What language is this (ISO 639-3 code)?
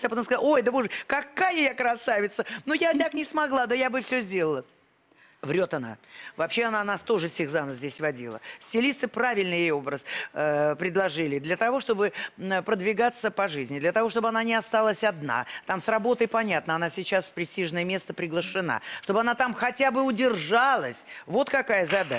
rus